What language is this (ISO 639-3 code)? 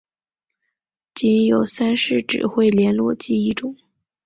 zho